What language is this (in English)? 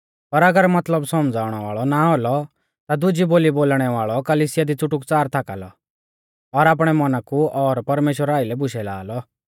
Mahasu Pahari